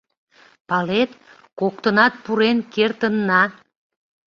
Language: Mari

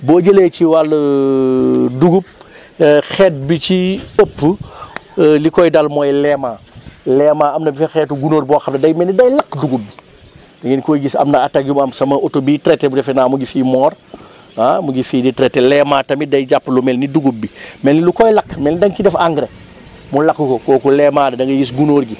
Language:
Wolof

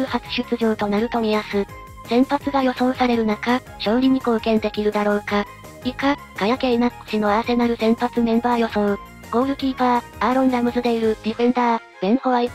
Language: Japanese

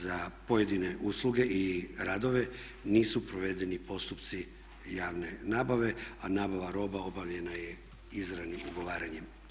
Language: Croatian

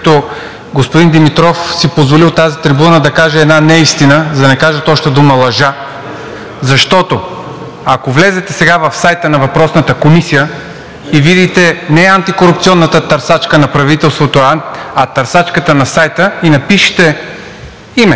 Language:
Bulgarian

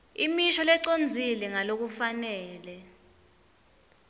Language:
Swati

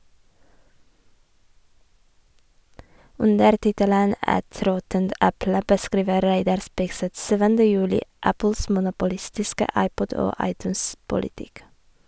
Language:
Norwegian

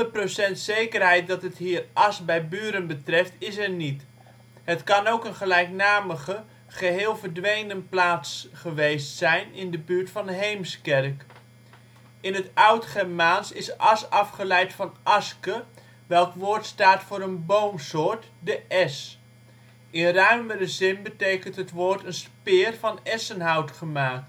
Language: Dutch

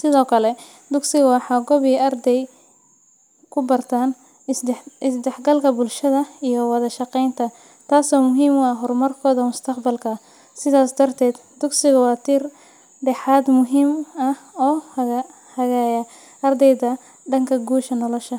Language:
Somali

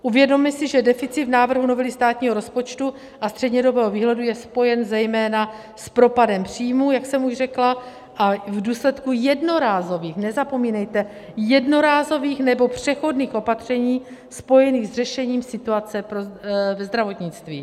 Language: Czech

